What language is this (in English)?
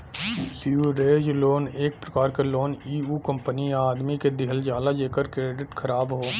Bhojpuri